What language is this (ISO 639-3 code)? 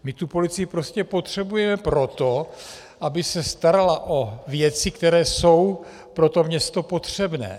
ces